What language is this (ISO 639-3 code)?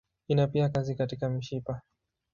swa